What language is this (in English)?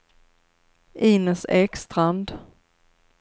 Swedish